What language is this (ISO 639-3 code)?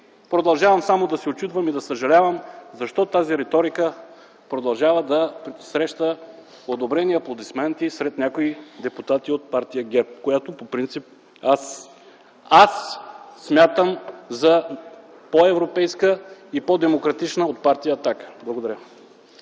bul